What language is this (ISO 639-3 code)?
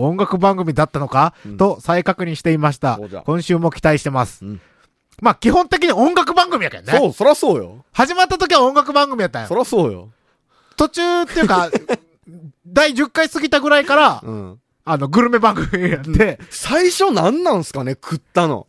jpn